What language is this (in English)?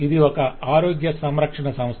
Telugu